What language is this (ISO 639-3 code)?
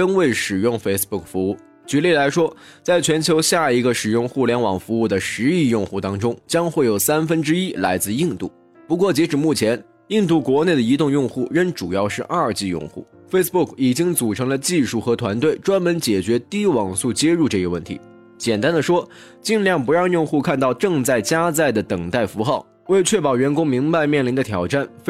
zho